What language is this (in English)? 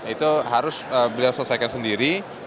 Indonesian